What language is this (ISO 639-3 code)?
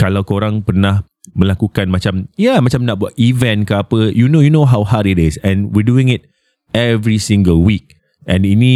msa